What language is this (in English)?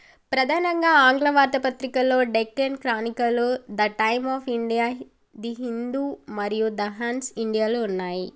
Telugu